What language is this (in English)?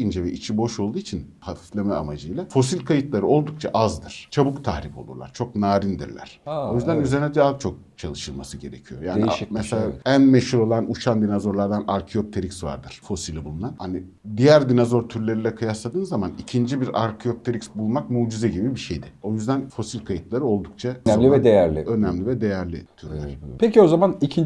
Turkish